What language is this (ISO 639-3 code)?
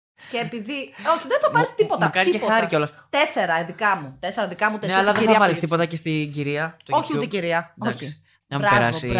ell